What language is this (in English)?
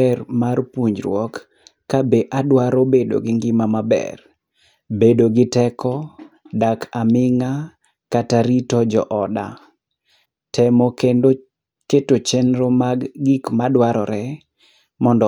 Luo (Kenya and Tanzania)